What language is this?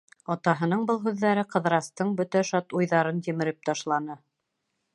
Bashkir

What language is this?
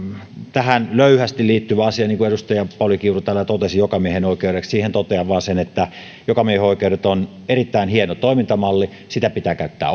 Finnish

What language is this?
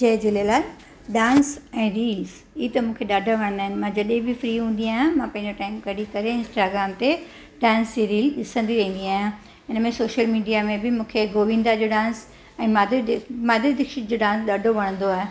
Sindhi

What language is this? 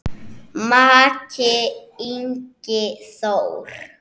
Icelandic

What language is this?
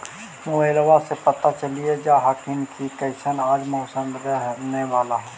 Magahi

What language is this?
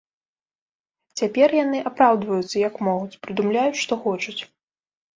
Belarusian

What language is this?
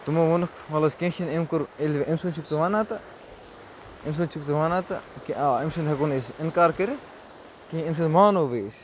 Kashmiri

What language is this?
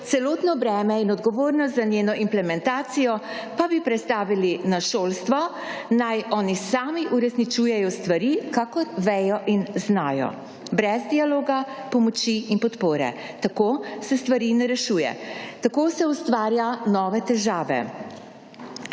Slovenian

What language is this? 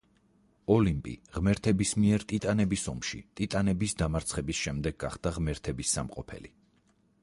Georgian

